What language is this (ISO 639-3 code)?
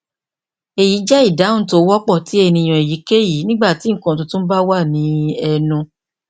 yor